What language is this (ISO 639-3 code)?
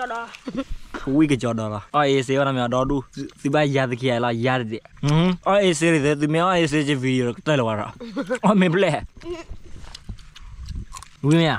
tha